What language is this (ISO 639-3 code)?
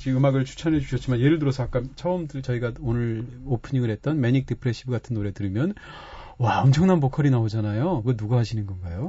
kor